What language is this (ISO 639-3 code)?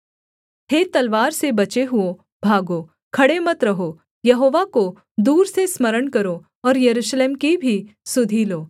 hin